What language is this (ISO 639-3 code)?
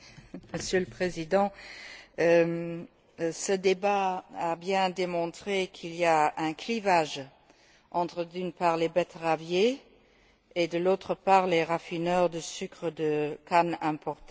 fra